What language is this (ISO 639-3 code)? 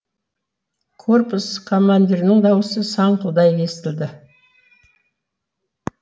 kaz